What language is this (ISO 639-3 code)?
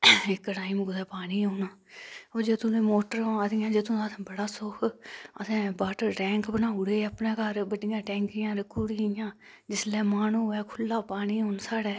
doi